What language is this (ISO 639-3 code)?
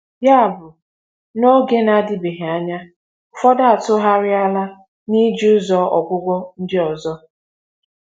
ibo